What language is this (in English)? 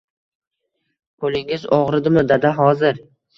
Uzbek